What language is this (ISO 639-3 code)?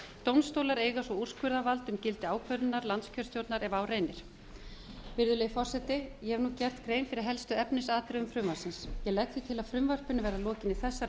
isl